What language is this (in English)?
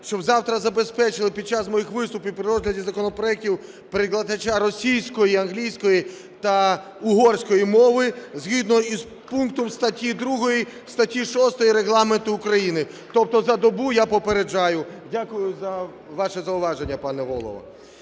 Ukrainian